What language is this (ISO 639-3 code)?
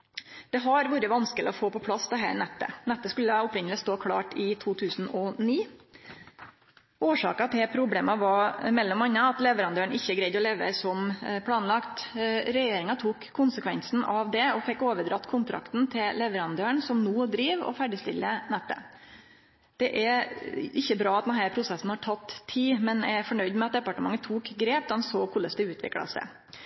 nno